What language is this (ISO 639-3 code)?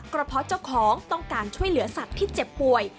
tha